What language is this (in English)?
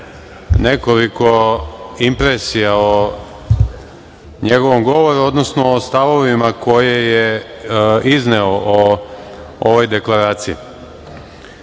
Serbian